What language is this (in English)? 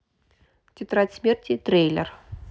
Russian